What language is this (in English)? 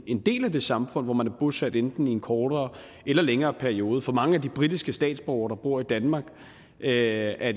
Danish